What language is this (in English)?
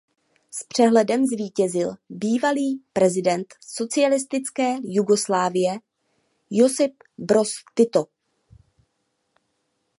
Czech